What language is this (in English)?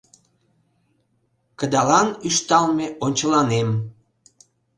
Mari